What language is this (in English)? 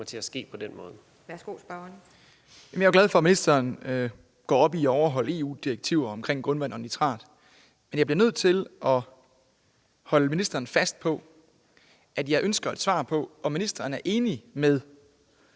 Danish